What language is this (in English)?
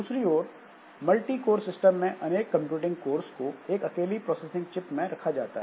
Hindi